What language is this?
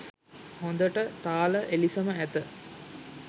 Sinhala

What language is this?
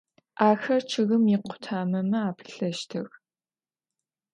Adyghe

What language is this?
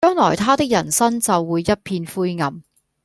Cantonese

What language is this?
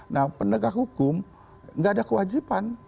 Indonesian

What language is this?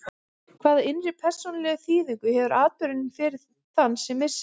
Icelandic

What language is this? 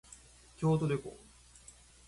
Japanese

